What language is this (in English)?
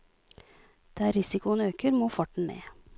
Norwegian